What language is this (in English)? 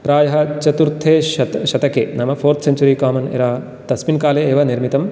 Sanskrit